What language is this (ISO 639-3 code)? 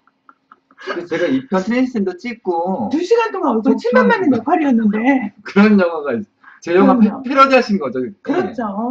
kor